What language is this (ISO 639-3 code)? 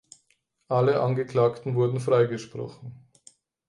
deu